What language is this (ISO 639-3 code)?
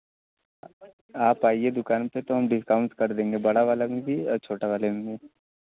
hin